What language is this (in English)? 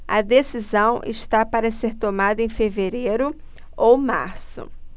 Portuguese